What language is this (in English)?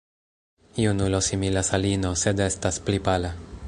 Esperanto